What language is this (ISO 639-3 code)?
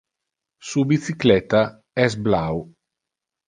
ina